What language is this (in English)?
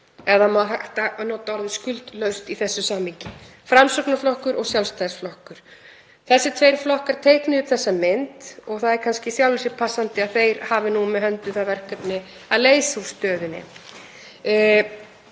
Icelandic